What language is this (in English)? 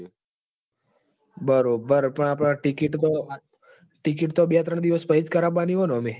Gujarati